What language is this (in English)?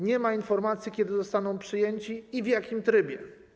Polish